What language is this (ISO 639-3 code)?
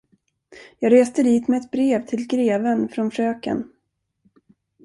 swe